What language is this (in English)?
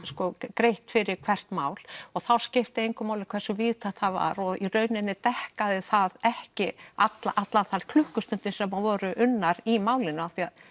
Icelandic